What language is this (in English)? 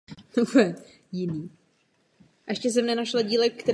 Czech